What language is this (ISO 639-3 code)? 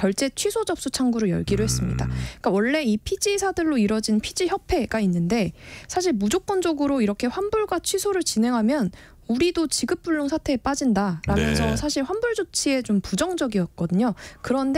kor